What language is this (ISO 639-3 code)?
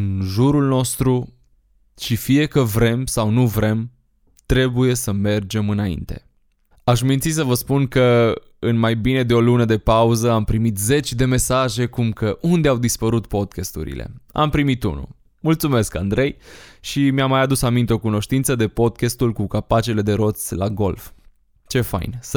ron